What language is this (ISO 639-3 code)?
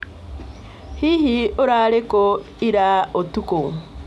kik